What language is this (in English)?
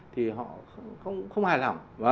Vietnamese